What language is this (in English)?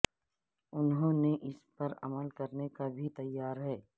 Urdu